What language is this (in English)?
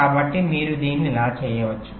Telugu